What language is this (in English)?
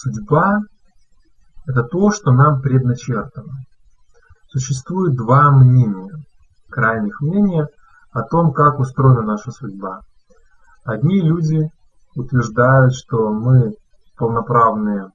Russian